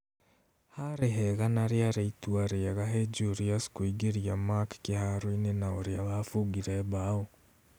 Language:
Kikuyu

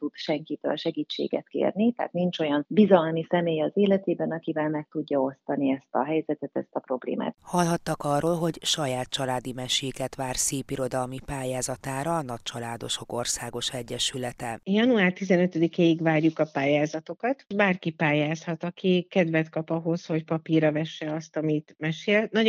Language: Hungarian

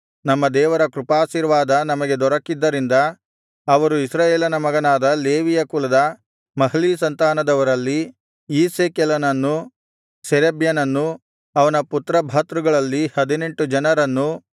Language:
Kannada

